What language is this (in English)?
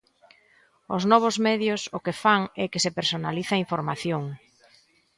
Galician